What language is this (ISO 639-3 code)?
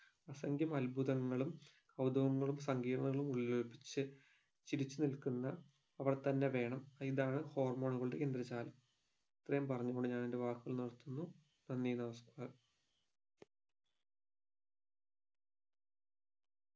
mal